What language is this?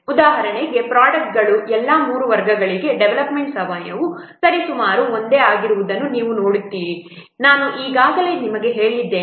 Kannada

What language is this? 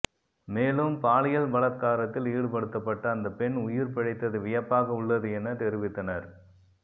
Tamil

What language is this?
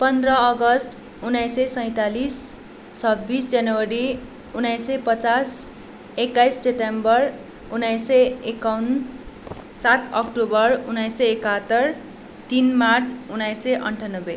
Nepali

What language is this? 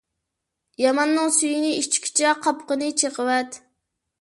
Uyghur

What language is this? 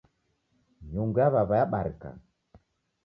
Taita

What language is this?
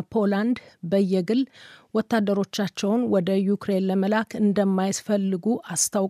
Amharic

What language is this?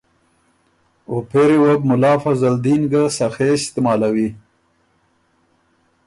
Ormuri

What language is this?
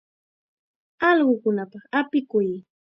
Chiquián Ancash Quechua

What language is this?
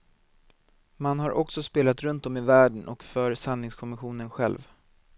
Swedish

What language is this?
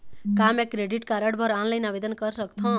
Chhattisgarhi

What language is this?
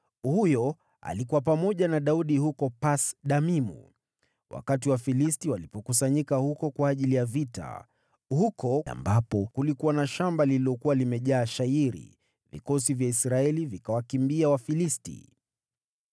Swahili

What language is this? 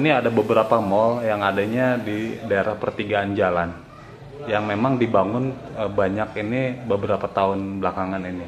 Indonesian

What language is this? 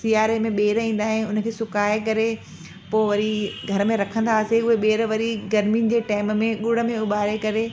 Sindhi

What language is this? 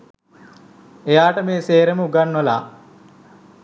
Sinhala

